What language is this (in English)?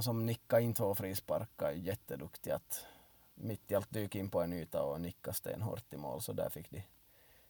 Swedish